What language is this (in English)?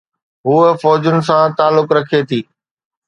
Sindhi